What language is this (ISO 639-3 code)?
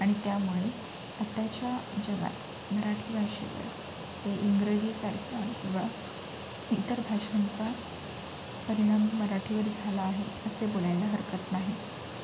mar